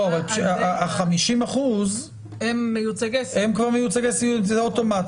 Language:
Hebrew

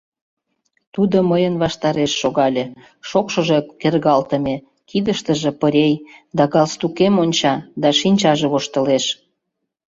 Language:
Mari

